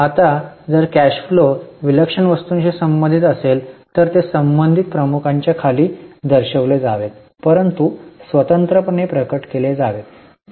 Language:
Marathi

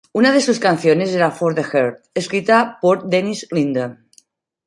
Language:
Spanish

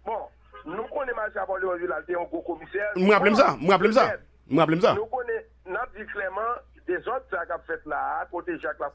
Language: French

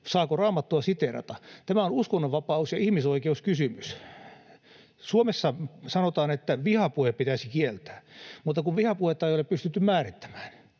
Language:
Finnish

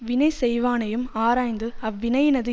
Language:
Tamil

